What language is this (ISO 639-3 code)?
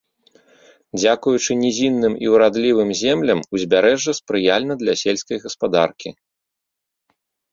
bel